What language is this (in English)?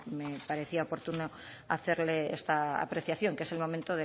Spanish